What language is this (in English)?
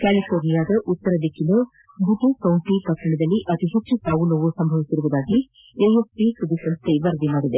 Kannada